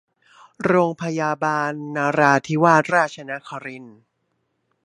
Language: Thai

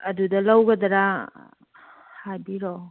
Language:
Manipuri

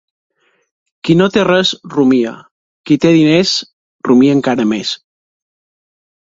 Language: Catalan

